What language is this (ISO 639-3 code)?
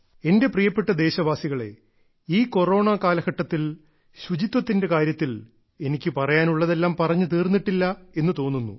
mal